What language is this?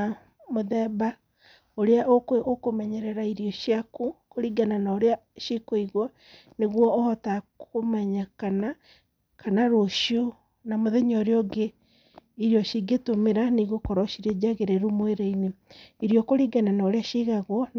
Kikuyu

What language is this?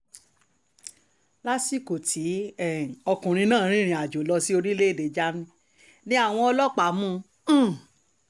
Yoruba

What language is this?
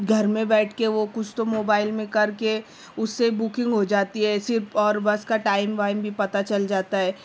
Urdu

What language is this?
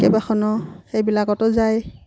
Assamese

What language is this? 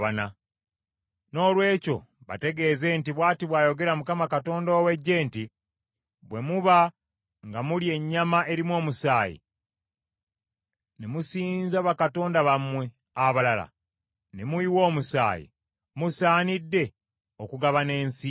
Ganda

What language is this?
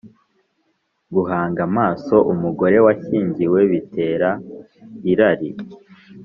Kinyarwanda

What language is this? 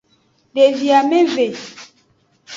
Aja (Benin)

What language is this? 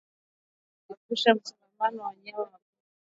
Swahili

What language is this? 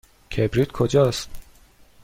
Persian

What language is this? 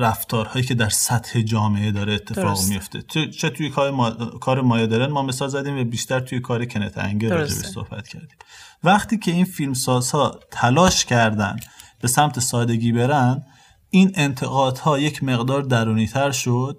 Persian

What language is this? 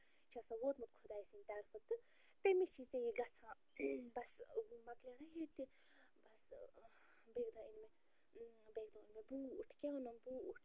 Kashmiri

